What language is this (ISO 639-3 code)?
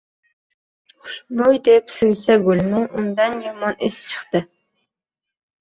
uzb